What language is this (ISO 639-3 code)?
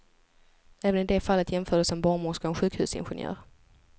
swe